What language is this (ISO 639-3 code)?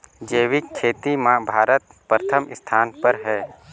hne